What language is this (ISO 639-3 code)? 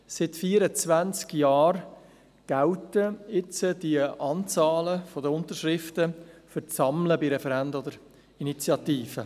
gsw